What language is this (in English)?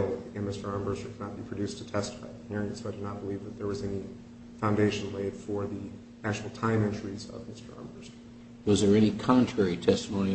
English